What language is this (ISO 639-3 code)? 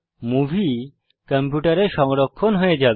ben